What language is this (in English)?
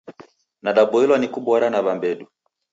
Taita